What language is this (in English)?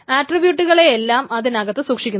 Malayalam